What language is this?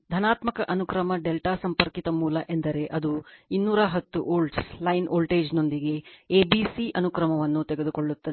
Kannada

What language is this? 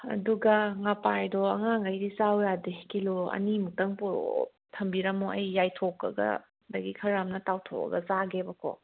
Manipuri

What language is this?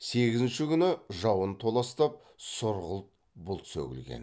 Kazakh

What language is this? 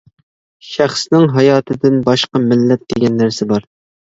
Uyghur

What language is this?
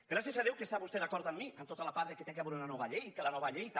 Catalan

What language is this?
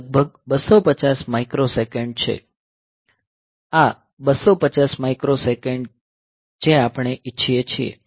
Gujarati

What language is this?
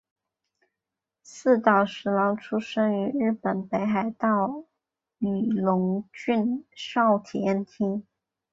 Chinese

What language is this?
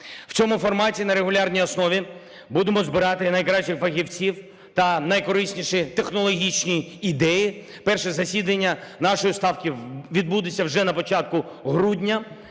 Ukrainian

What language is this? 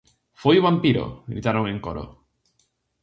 Galician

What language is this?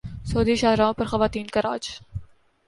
Urdu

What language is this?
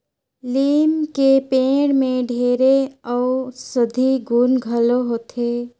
Chhattisgarhi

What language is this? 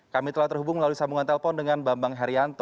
Indonesian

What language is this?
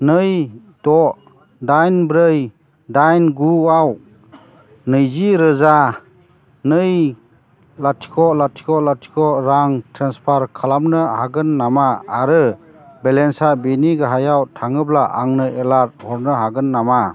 Bodo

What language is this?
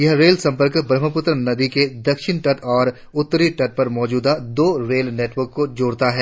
Hindi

